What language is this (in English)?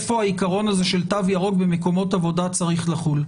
Hebrew